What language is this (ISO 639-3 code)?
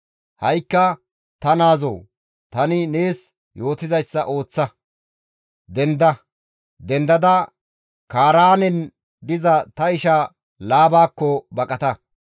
gmv